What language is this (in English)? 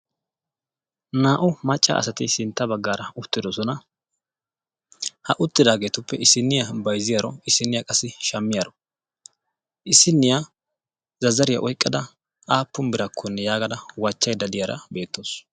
Wolaytta